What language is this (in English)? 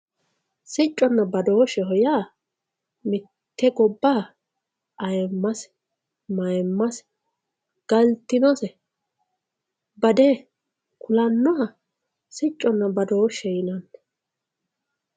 Sidamo